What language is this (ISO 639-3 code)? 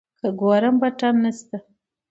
pus